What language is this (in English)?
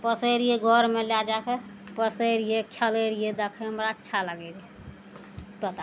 Maithili